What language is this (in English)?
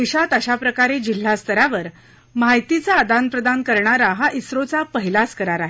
Marathi